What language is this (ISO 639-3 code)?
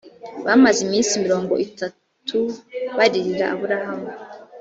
kin